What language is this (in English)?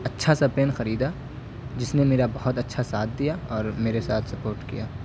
Urdu